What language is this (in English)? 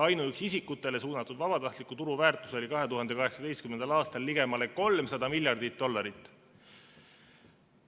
Estonian